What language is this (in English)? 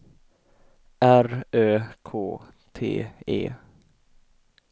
Swedish